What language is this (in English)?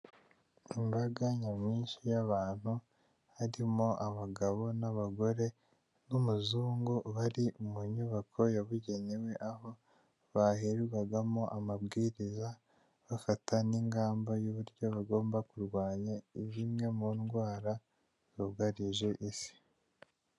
Kinyarwanda